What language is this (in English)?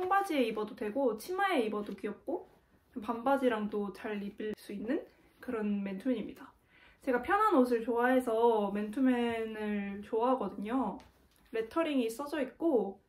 Korean